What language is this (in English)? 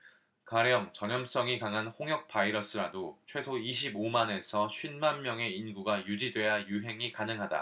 Korean